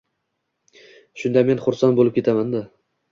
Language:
Uzbek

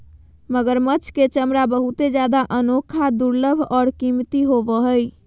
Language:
Magahi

